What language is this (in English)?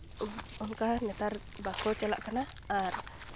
Santali